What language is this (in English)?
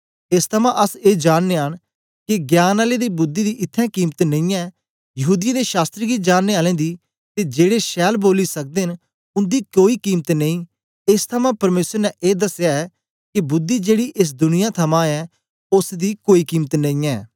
Dogri